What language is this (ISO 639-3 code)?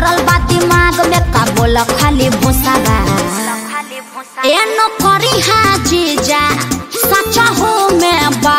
ind